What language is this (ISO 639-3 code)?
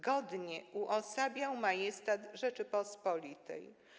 pol